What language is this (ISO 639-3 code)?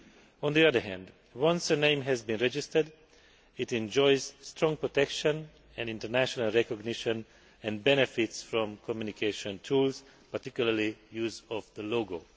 eng